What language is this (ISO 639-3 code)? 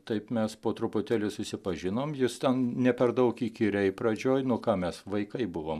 lit